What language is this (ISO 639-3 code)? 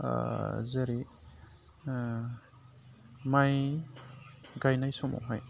brx